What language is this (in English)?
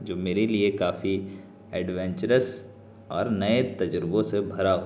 Urdu